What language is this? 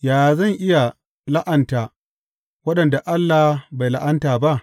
Hausa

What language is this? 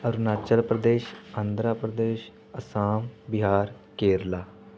Punjabi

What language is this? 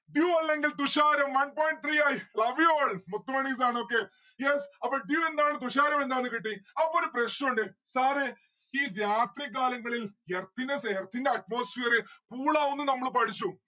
Malayalam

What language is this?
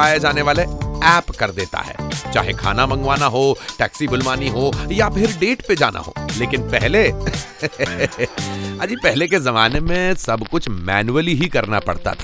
Hindi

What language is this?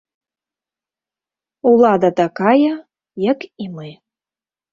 Belarusian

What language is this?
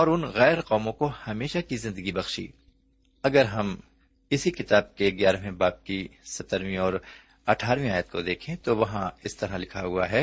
Urdu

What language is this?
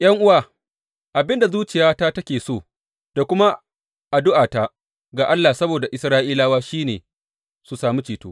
Hausa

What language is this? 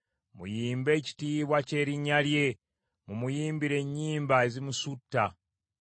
Ganda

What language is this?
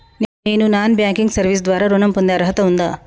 Telugu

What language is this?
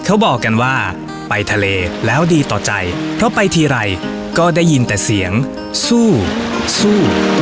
Thai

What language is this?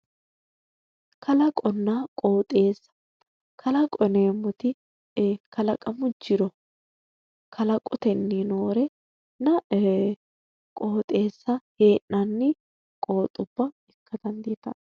Sidamo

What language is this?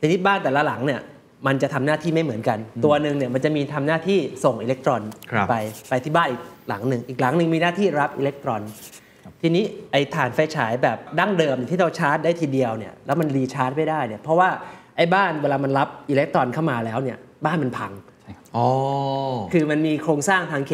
Thai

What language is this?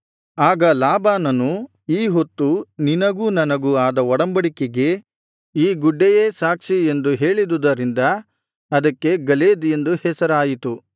Kannada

